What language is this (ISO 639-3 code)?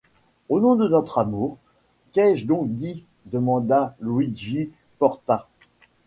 fra